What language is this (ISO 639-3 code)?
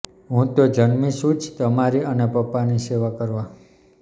guj